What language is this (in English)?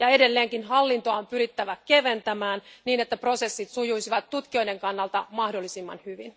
Finnish